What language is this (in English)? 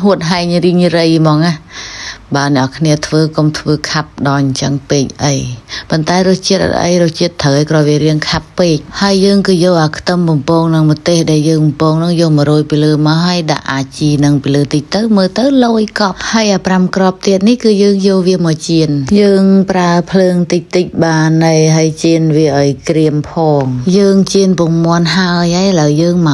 Vietnamese